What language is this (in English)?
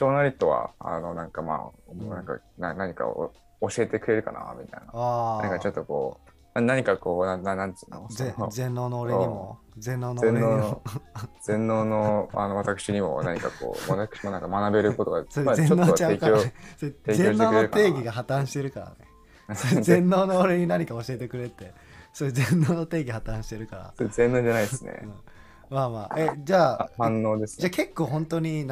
Japanese